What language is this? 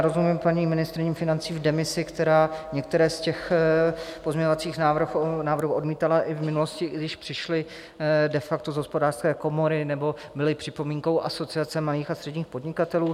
Czech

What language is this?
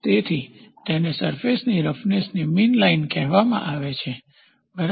Gujarati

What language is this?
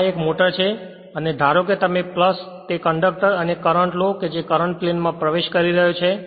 Gujarati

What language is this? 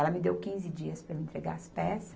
Portuguese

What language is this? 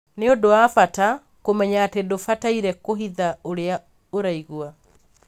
Kikuyu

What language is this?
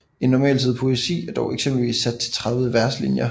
Danish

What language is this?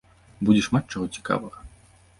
Belarusian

